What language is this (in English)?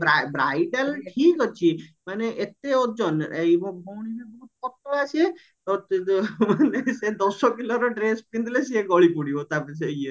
Odia